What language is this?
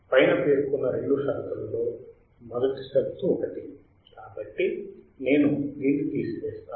Telugu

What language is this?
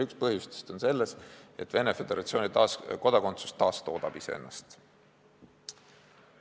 Estonian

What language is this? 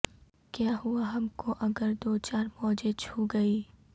Urdu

